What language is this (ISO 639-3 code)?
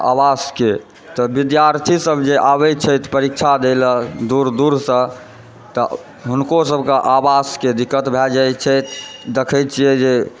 mai